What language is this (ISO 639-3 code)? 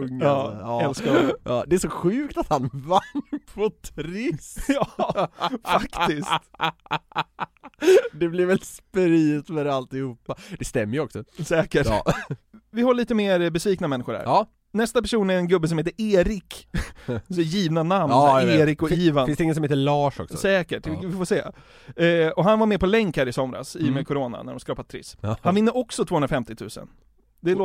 swe